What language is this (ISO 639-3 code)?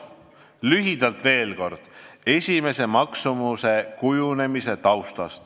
est